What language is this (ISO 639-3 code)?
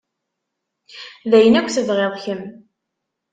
kab